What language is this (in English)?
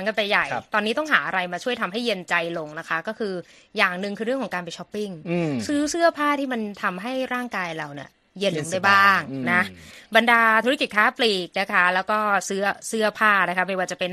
Thai